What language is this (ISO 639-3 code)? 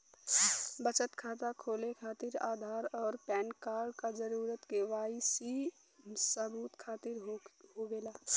bho